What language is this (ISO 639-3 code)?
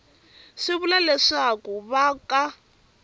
tso